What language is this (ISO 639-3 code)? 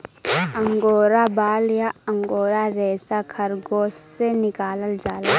bho